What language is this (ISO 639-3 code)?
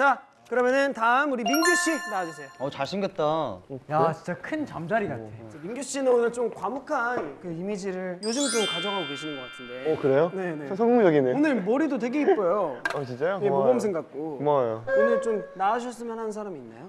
kor